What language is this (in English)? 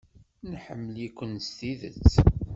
Kabyle